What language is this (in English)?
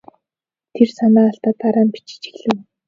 Mongolian